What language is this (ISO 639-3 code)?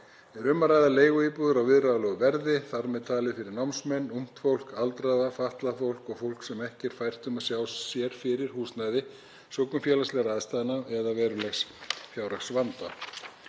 isl